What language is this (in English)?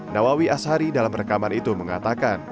Indonesian